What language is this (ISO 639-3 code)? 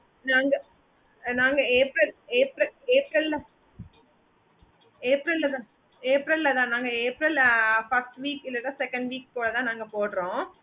tam